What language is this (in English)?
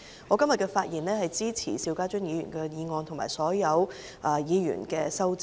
Cantonese